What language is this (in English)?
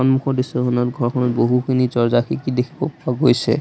Assamese